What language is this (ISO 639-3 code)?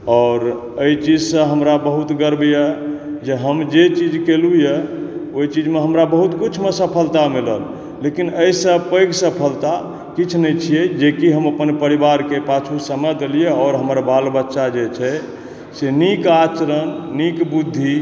mai